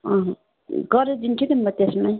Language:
Nepali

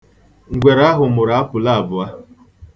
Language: Igbo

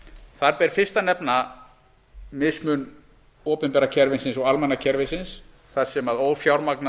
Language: Icelandic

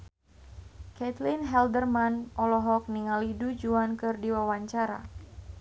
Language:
Sundanese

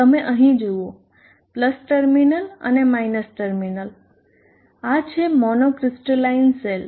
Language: Gujarati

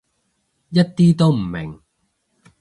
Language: Cantonese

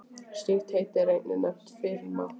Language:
Icelandic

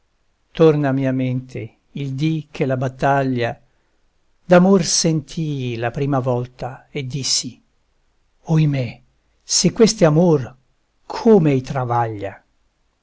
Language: Italian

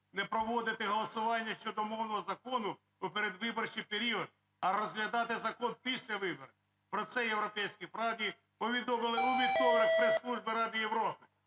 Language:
Ukrainian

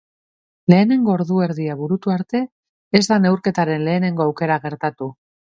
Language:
Basque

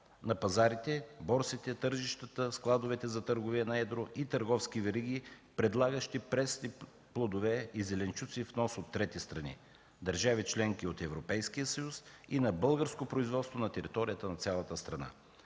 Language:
Bulgarian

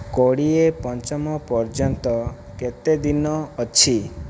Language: Odia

